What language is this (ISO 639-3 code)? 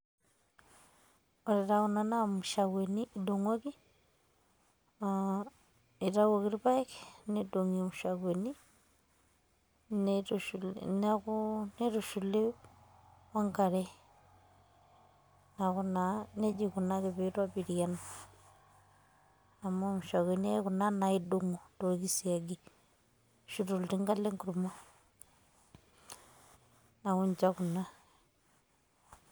mas